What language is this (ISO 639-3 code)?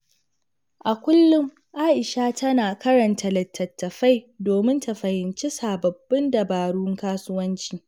hau